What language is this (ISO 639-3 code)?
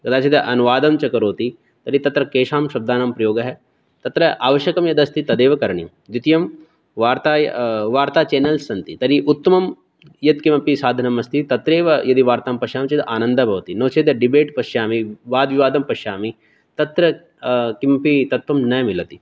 san